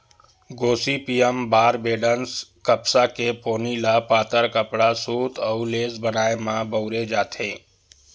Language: Chhattisgarhi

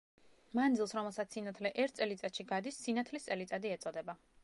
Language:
Georgian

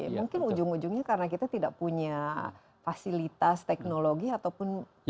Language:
Indonesian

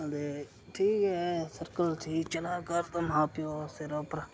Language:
Dogri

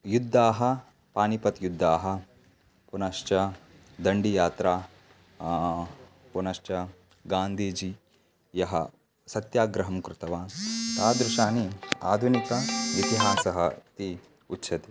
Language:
Sanskrit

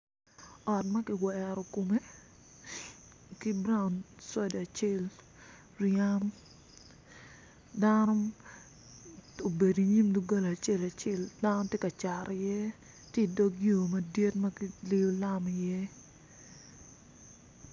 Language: Acoli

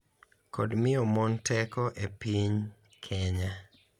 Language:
Luo (Kenya and Tanzania)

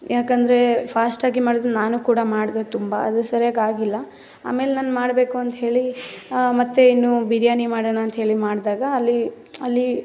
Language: Kannada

